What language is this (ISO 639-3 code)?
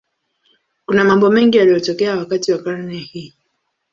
swa